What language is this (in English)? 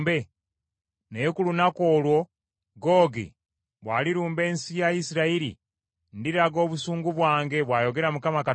Ganda